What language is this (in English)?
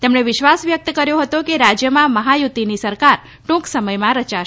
Gujarati